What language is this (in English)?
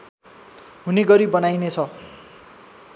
Nepali